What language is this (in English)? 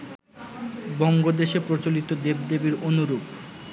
Bangla